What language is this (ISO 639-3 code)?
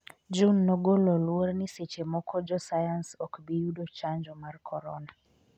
luo